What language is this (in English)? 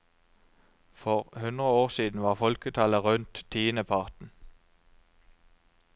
Norwegian